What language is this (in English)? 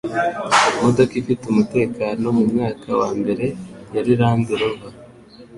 Kinyarwanda